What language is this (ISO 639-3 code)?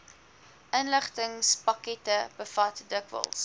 afr